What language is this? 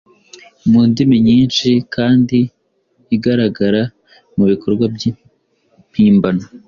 Kinyarwanda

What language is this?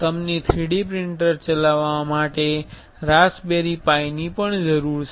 Gujarati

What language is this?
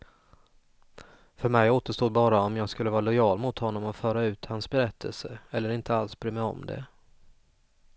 Swedish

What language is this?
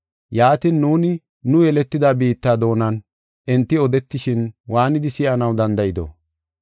Gofa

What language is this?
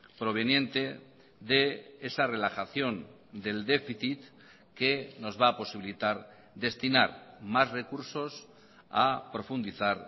Spanish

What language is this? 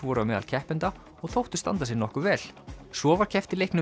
Icelandic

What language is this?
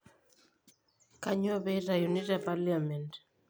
Masai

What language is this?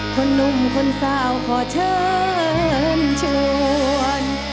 Thai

